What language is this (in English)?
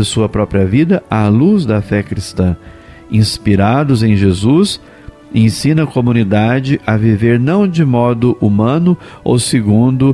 Portuguese